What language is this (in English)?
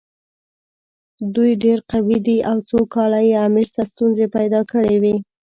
Pashto